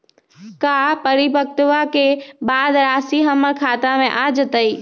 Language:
Magahi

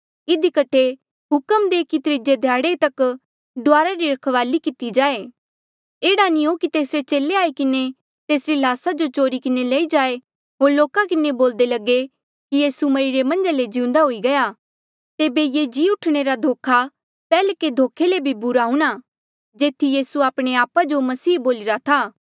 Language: Mandeali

